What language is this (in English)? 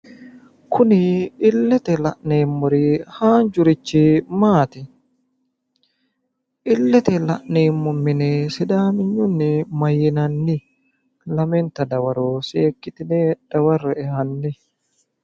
Sidamo